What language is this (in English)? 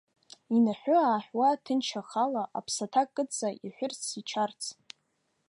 Abkhazian